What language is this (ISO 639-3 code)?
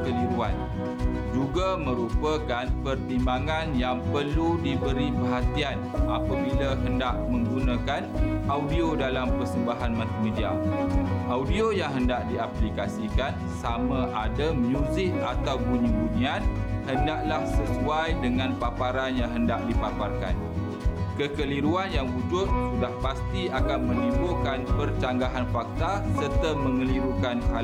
msa